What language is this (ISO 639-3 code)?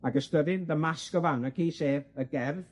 cym